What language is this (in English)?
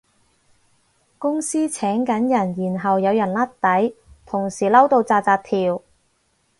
Cantonese